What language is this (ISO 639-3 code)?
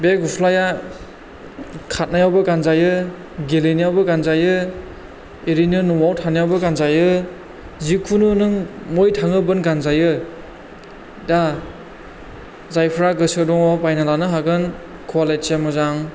brx